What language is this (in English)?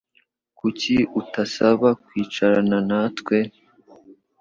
Kinyarwanda